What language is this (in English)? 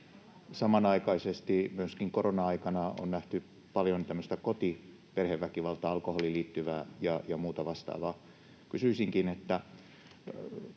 Finnish